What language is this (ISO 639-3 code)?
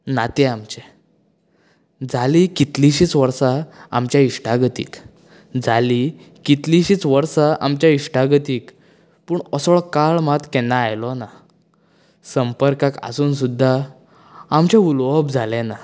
kok